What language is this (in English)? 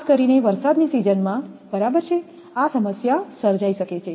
Gujarati